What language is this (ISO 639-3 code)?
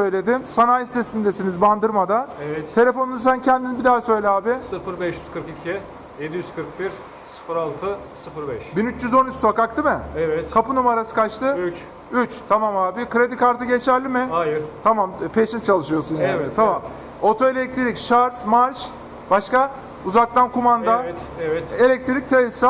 tur